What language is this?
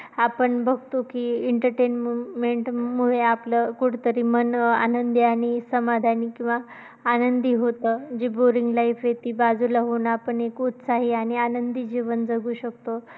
Marathi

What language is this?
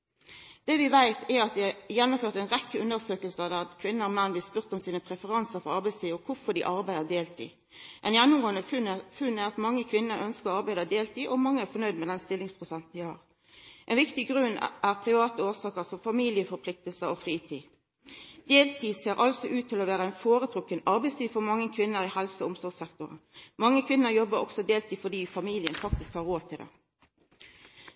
Norwegian Nynorsk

